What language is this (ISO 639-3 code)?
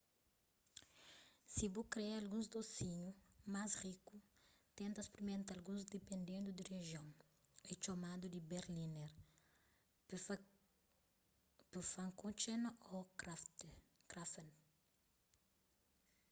kea